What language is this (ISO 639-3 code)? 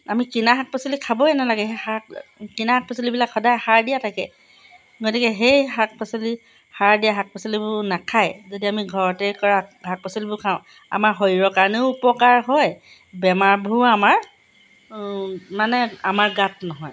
asm